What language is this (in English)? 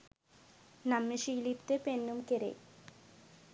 Sinhala